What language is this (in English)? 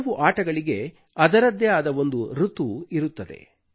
Kannada